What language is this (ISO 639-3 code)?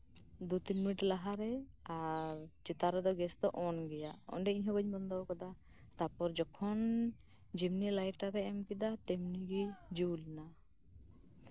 sat